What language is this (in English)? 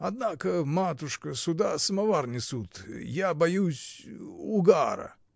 Russian